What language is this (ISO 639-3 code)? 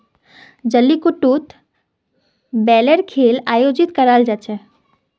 mag